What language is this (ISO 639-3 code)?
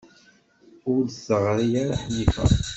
kab